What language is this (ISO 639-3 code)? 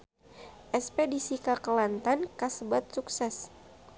sun